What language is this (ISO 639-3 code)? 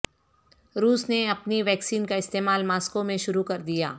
urd